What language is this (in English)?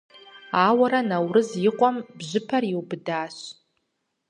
Kabardian